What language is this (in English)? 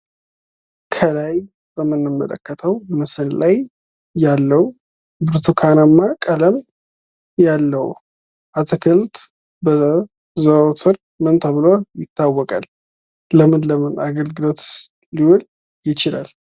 Amharic